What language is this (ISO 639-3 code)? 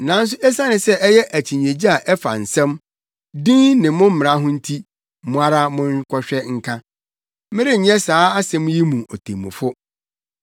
aka